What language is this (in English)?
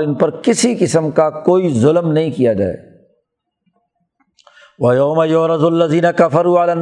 Urdu